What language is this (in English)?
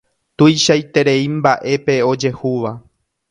Guarani